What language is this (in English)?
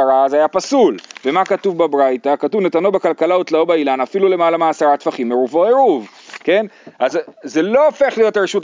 Hebrew